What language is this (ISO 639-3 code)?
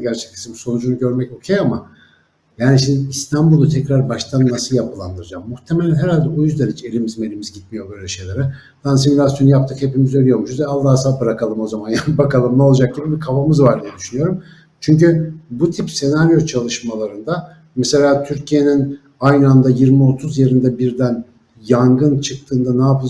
tur